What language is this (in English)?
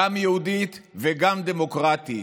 Hebrew